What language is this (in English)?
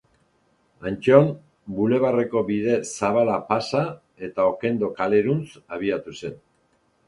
Basque